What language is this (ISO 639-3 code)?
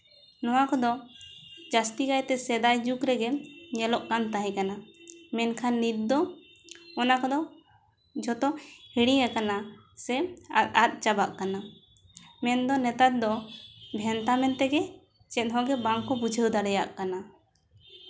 sat